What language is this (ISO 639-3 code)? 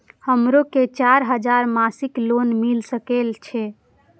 mai